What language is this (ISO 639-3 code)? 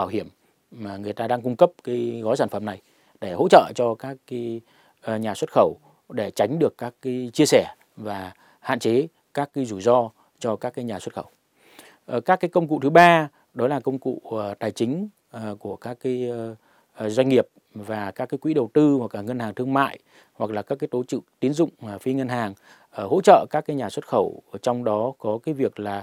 vie